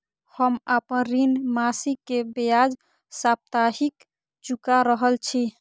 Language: Maithili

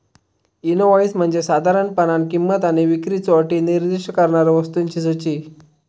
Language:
Marathi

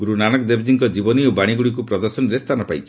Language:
Odia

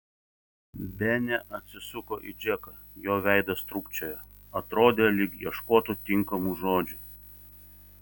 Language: Lithuanian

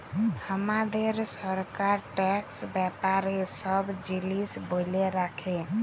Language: Bangla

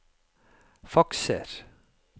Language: Norwegian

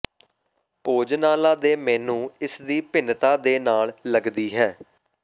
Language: Punjabi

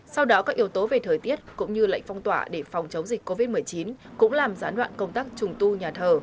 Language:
Vietnamese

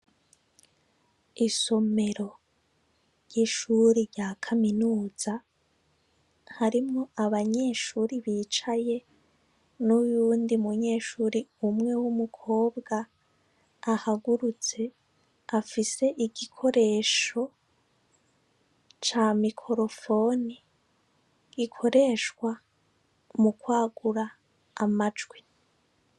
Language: Rundi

